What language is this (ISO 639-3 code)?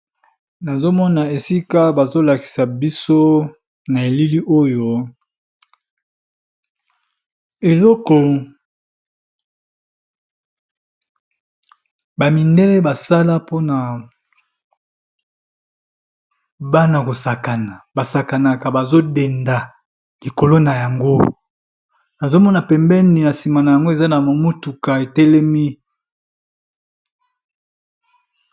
lin